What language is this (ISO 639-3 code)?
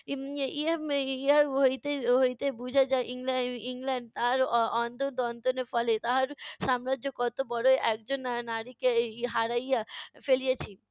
ben